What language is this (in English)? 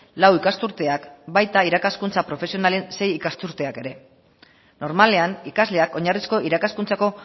Basque